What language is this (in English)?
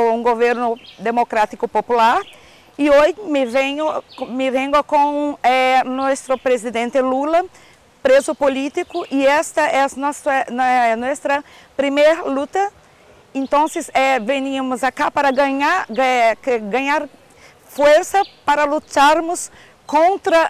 Portuguese